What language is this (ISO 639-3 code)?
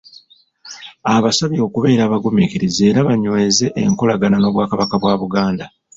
lug